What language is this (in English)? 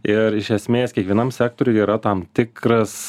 Lithuanian